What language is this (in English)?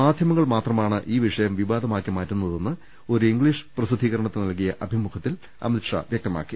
Malayalam